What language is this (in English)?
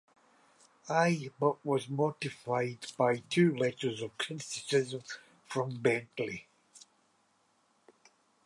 English